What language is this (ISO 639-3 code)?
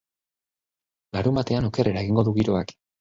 eus